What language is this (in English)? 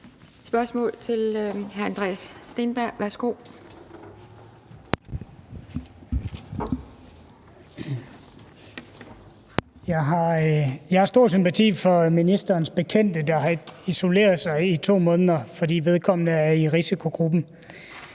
Danish